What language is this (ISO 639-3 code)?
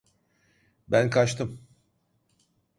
tur